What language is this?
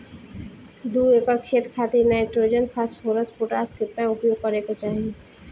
Bhojpuri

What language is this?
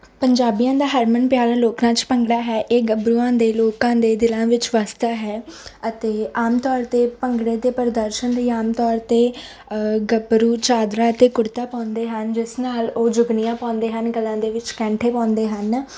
Punjabi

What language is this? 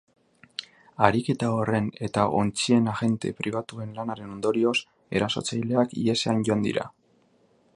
Basque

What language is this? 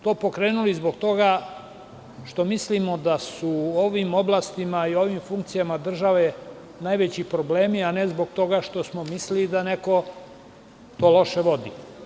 Serbian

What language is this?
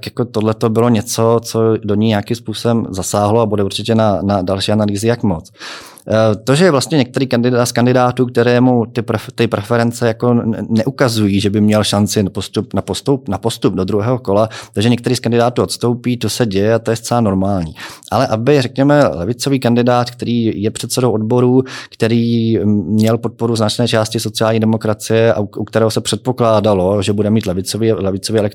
Czech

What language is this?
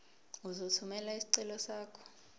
Zulu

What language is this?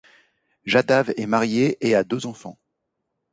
French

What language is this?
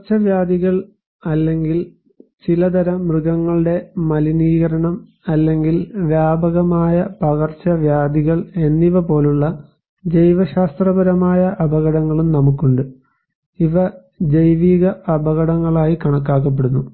Malayalam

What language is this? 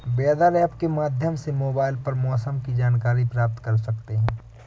Hindi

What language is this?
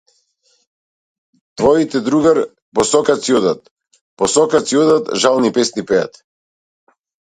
Macedonian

